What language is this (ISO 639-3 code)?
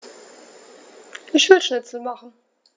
deu